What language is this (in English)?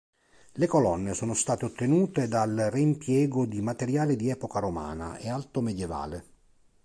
Italian